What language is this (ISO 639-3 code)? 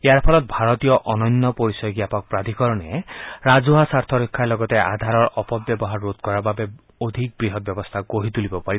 asm